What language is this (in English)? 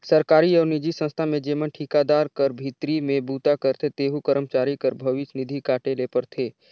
Chhattisgarhi